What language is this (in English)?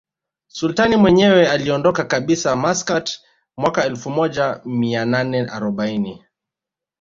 Swahili